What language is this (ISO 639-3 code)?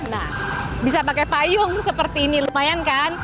ind